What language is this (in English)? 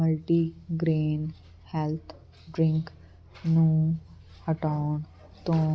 Punjabi